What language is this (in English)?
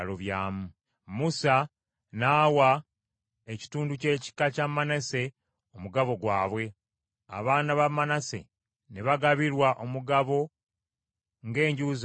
Ganda